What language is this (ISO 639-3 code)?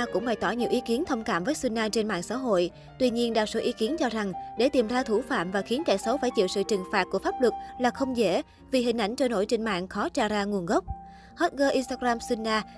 vie